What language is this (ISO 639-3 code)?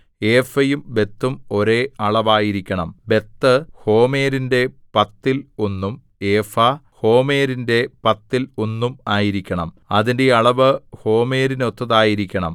mal